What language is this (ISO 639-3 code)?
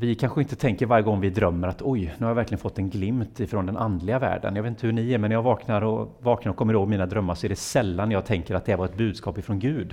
swe